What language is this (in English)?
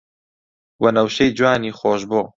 Central Kurdish